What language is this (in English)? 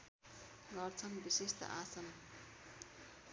Nepali